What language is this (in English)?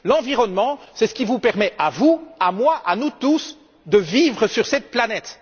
French